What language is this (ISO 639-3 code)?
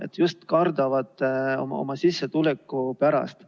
est